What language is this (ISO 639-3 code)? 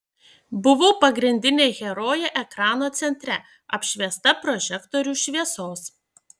lit